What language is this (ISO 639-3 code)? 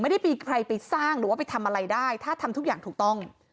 tha